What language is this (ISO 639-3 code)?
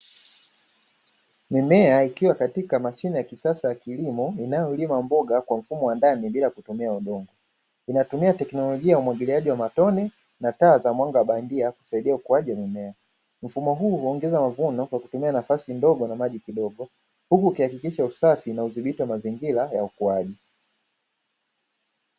swa